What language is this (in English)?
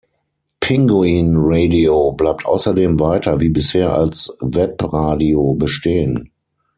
German